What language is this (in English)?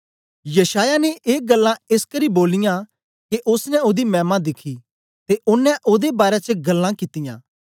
Dogri